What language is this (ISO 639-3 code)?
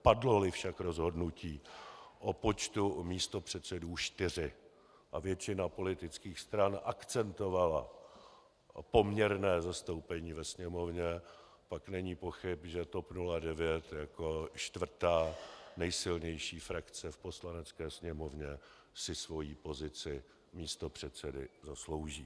ces